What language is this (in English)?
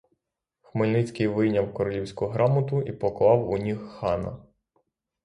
Ukrainian